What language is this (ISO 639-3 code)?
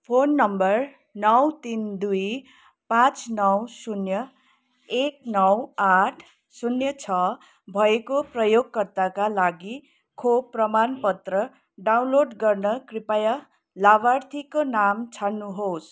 nep